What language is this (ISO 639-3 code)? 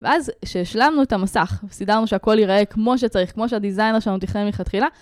heb